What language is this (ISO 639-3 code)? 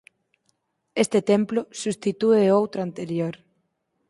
glg